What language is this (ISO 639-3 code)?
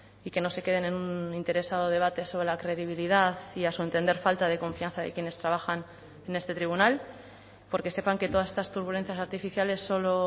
spa